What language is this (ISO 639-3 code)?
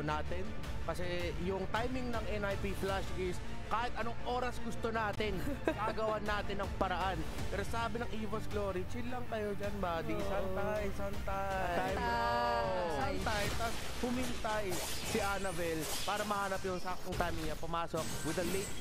fil